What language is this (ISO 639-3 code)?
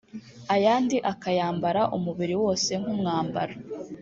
kin